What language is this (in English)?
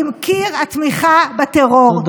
Hebrew